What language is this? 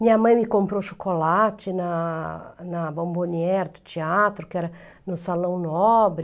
Portuguese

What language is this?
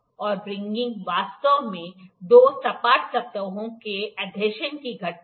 Hindi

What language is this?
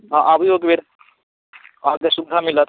Maithili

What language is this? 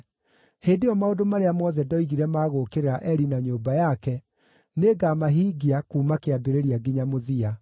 Kikuyu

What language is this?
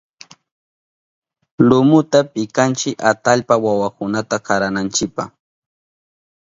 Southern Pastaza Quechua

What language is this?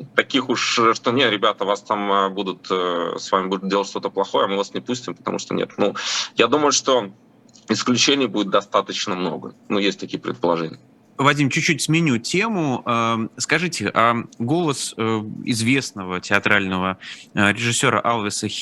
Russian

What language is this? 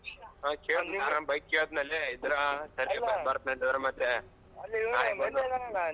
Kannada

